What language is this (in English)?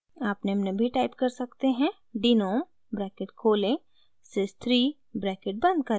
Hindi